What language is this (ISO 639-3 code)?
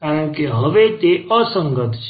guj